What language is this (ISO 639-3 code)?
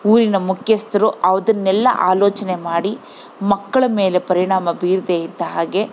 kan